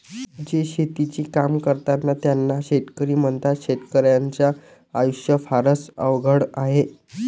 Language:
Marathi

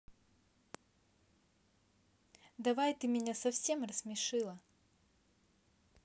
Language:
Russian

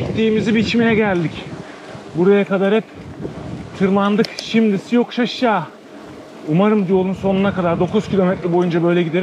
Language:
Turkish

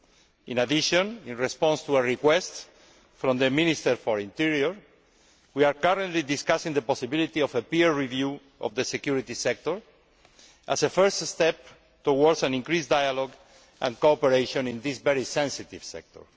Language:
English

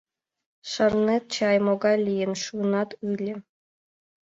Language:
Mari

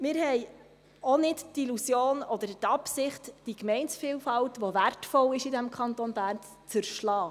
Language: Swiss German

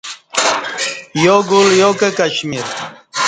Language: Kati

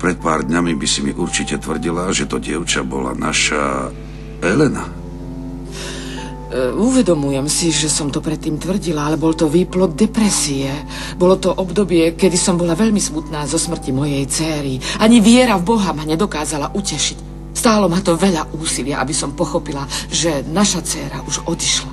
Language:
Czech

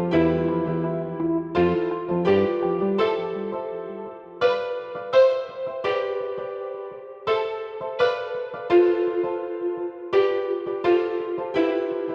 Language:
Turkish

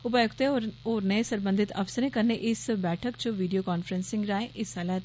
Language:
Dogri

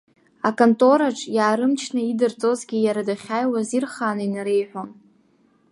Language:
Abkhazian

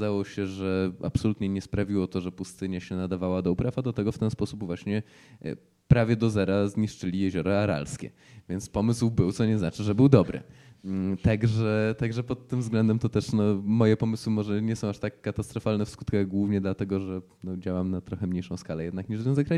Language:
Polish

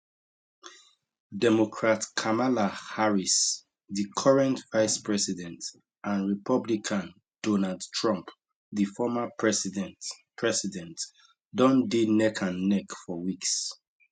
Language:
Nigerian Pidgin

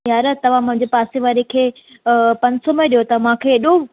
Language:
Sindhi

